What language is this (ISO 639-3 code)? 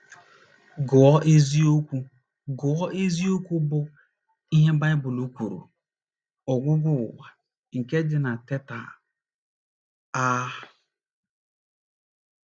ibo